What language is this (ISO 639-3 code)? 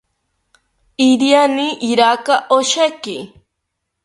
cpy